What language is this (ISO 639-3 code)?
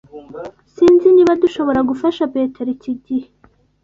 kin